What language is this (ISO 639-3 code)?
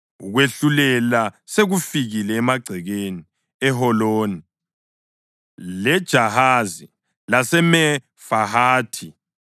nde